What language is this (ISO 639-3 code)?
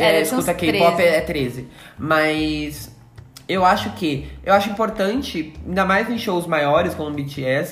por